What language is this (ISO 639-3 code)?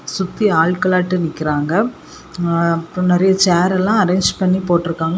tam